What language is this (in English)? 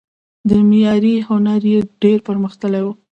Pashto